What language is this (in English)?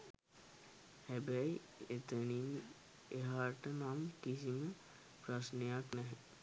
Sinhala